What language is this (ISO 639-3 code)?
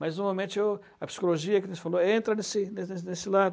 por